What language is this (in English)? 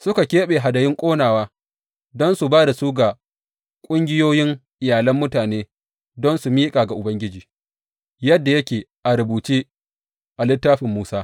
Hausa